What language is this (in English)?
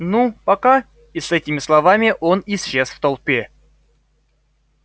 Russian